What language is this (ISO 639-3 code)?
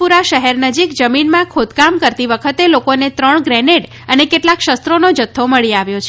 guj